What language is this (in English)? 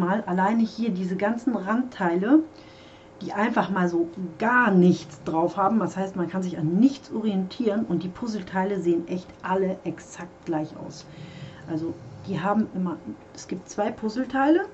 German